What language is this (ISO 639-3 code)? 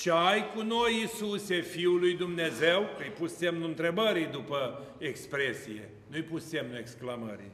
ron